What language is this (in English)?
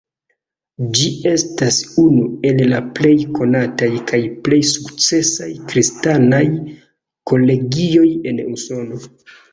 Esperanto